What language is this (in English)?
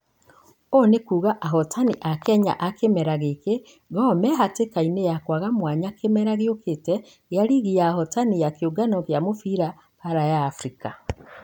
Kikuyu